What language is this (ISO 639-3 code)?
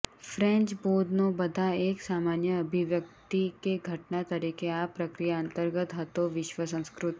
guj